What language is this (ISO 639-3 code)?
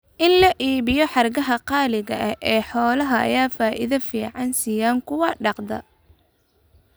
som